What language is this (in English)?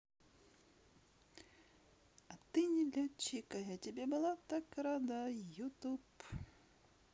Russian